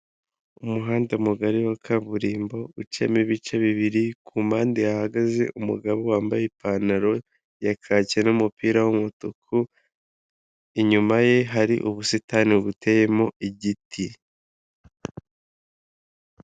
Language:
Kinyarwanda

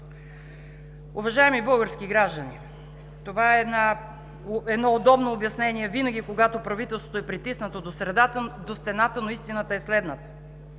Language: Bulgarian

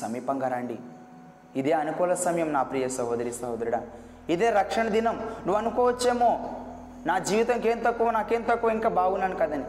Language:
Telugu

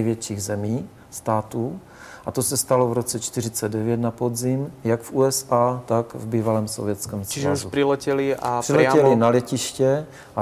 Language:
Czech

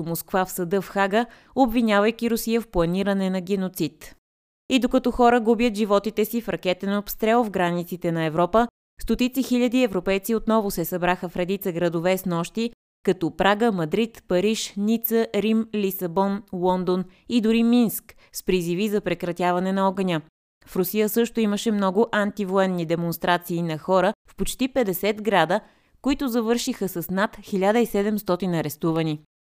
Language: Bulgarian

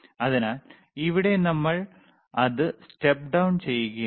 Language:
Malayalam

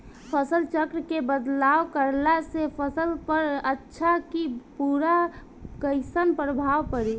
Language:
Bhojpuri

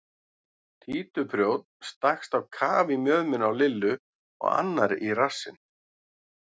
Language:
Icelandic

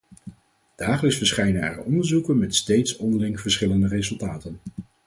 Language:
Dutch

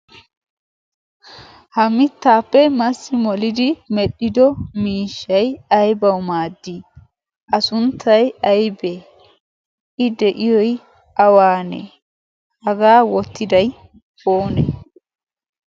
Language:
Wolaytta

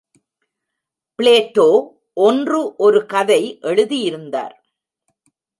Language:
Tamil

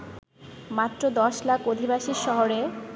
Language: Bangla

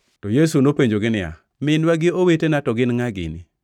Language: Luo (Kenya and Tanzania)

